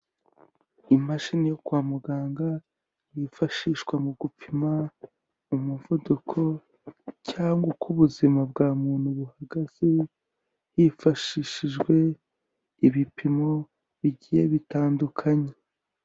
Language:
Kinyarwanda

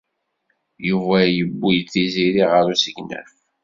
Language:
Kabyle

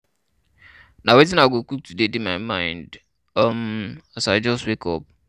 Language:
Nigerian Pidgin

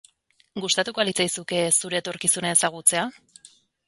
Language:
Basque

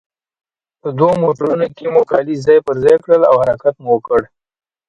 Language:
Pashto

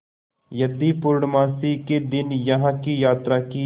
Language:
Hindi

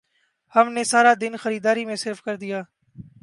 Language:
Urdu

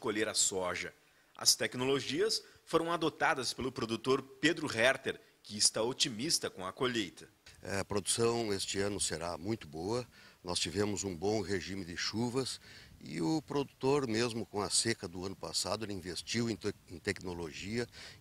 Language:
Portuguese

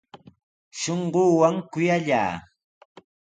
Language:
Sihuas Ancash Quechua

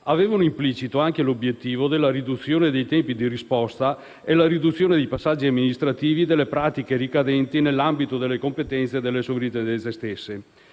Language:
Italian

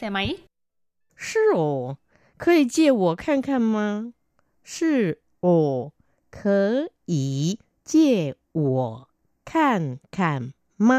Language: Vietnamese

